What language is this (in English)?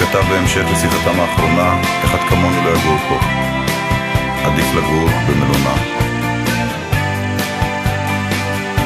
Hebrew